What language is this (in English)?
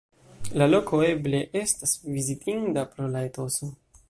Esperanto